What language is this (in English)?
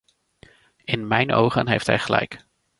Dutch